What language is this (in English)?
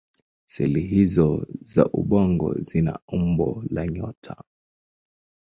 Swahili